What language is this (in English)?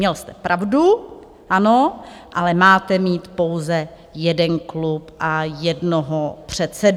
Czech